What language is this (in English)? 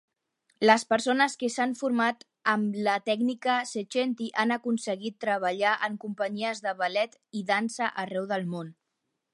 Catalan